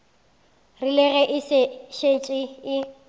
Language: Northern Sotho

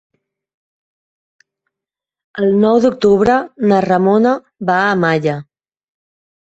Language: Catalan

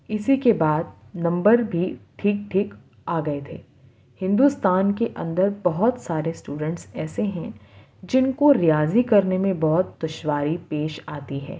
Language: Urdu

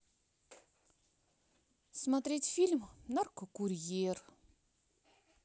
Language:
Russian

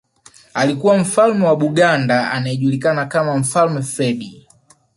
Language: Swahili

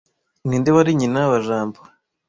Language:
Kinyarwanda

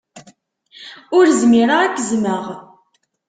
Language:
Kabyle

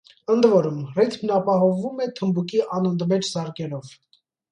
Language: Armenian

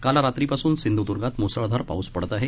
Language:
Marathi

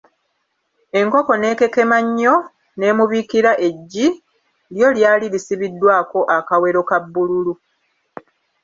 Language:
Ganda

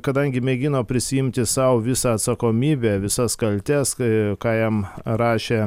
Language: Lithuanian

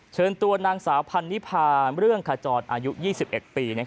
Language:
Thai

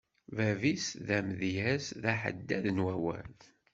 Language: Kabyle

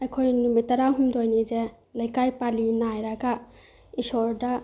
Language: Manipuri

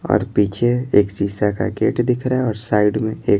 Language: Hindi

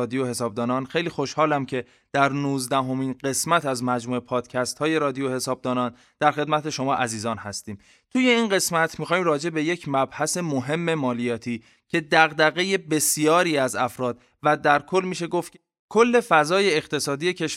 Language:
Persian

